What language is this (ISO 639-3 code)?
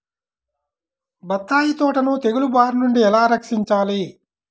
tel